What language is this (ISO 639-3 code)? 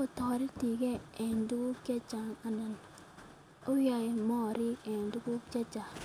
kln